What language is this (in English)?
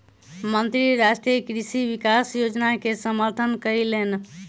Maithili